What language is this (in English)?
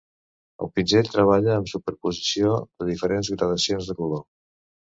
Catalan